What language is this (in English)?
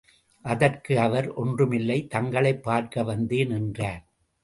Tamil